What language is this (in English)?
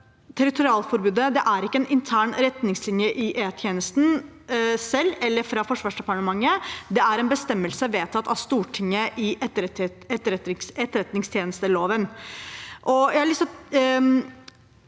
Norwegian